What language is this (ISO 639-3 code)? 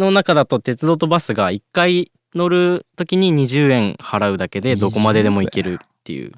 jpn